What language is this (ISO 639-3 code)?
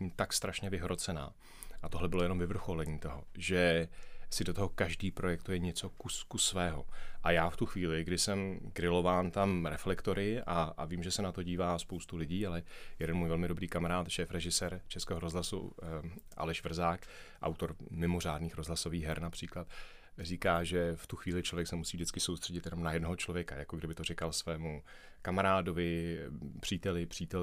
ces